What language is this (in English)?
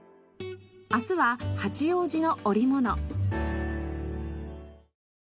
Japanese